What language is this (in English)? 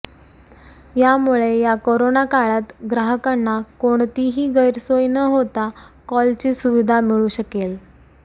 Marathi